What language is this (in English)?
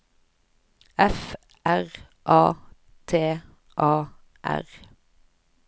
Norwegian